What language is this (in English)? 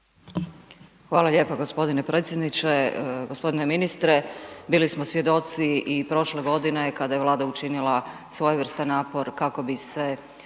Croatian